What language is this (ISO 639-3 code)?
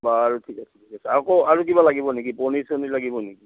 asm